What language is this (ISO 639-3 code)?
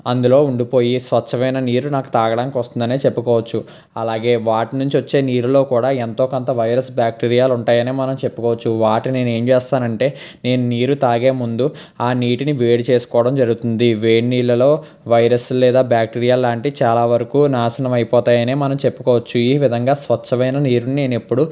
tel